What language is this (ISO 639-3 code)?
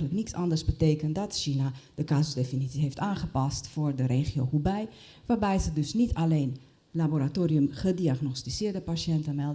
nld